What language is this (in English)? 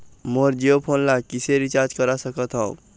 Chhattisgarhi